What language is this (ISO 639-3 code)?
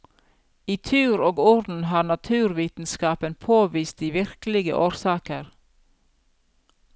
nor